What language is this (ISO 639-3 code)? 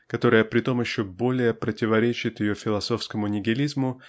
rus